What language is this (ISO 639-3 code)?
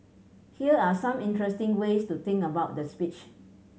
eng